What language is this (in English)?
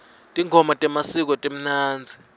Swati